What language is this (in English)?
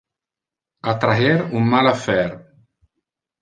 Interlingua